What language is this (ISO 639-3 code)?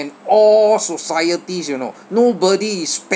eng